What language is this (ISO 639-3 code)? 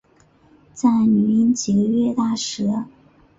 zho